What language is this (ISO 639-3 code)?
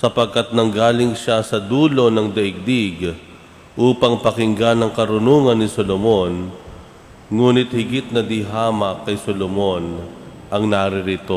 fil